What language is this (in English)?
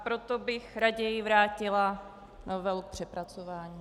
Czech